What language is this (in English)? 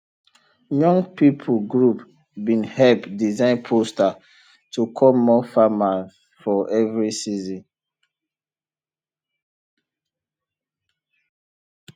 Nigerian Pidgin